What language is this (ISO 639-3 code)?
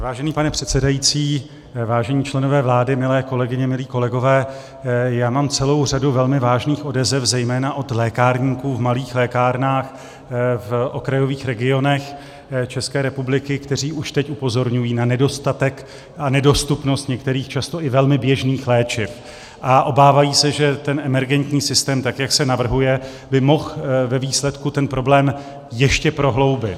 ces